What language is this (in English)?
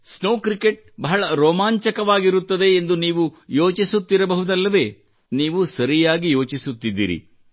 Kannada